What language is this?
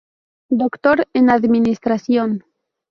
Spanish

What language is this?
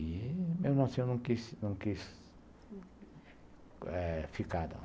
Portuguese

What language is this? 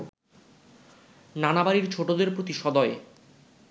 Bangla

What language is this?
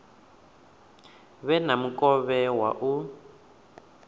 Venda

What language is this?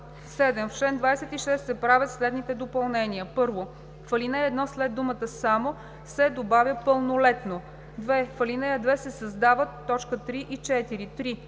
Bulgarian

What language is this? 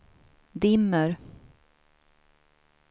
Swedish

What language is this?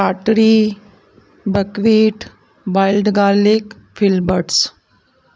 Sindhi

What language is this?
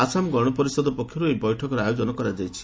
Odia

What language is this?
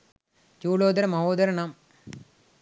Sinhala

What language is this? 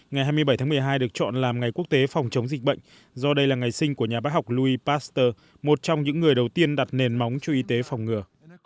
Vietnamese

